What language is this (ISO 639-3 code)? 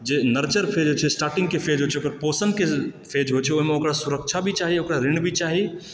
mai